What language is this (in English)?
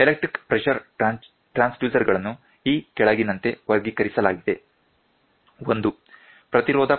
Kannada